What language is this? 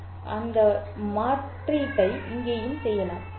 Tamil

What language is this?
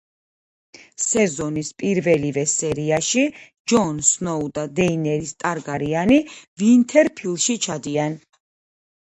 Georgian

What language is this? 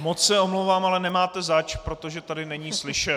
Czech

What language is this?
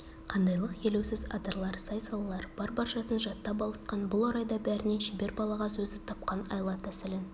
Kazakh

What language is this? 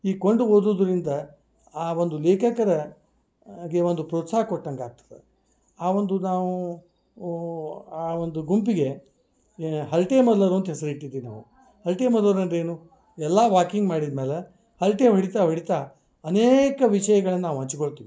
Kannada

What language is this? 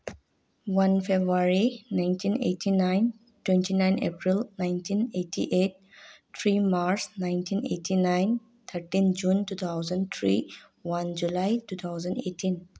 Manipuri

